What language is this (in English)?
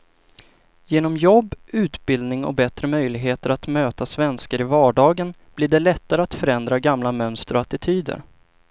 Swedish